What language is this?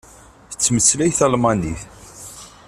Kabyle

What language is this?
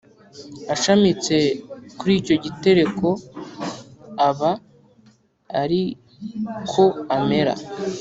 Kinyarwanda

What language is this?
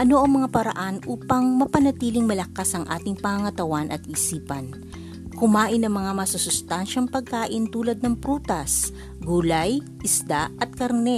Filipino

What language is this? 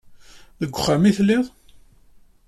Kabyle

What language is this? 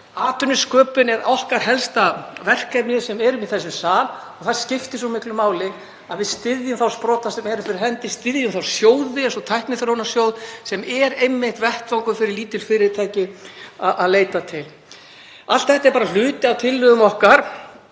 Icelandic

